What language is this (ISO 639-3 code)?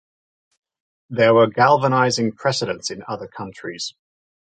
eng